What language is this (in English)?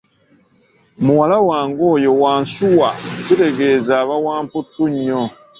Ganda